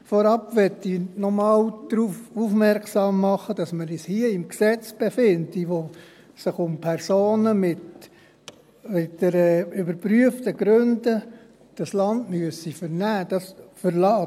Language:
Swiss German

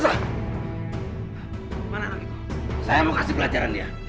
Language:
Indonesian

